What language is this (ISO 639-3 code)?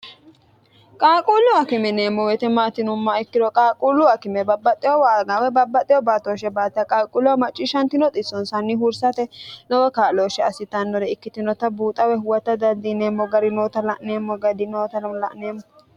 sid